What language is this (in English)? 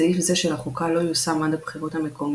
Hebrew